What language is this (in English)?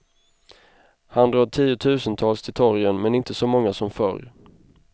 Swedish